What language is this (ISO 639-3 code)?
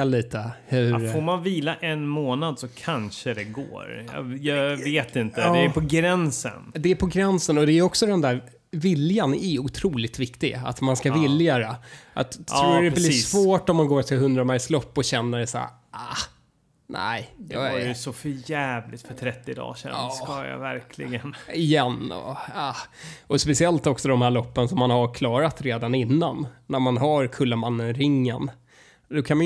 swe